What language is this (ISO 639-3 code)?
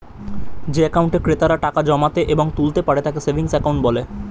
ben